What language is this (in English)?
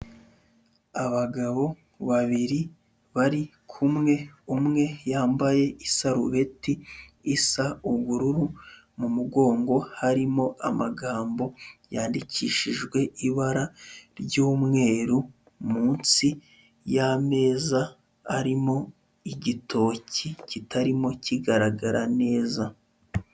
Kinyarwanda